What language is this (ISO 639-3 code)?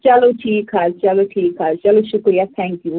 kas